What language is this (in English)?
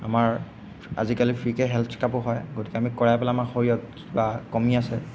Assamese